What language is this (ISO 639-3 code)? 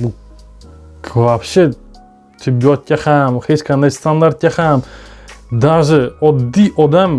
tur